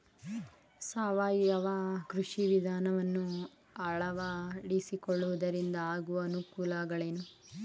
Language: Kannada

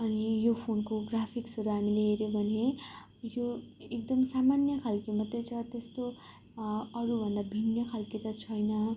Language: Nepali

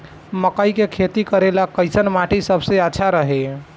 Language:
Bhojpuri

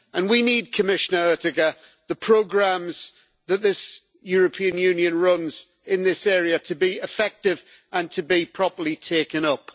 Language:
English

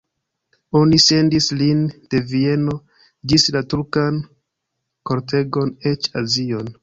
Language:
Esperanto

